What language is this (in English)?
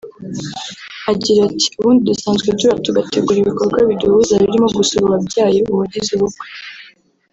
Kinyarwanda